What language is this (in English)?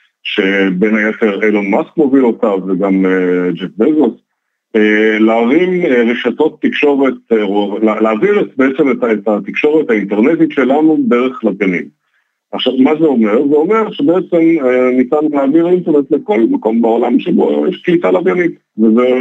Hebrew